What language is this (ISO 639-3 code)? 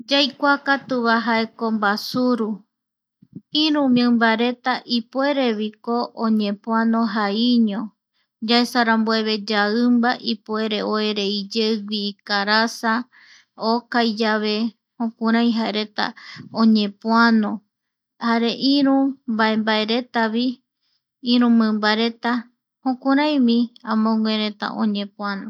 gui